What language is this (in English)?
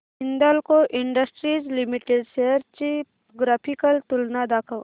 Marathi